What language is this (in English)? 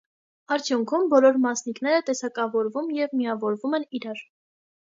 Armenian